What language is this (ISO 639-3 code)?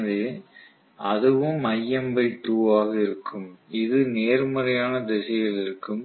tam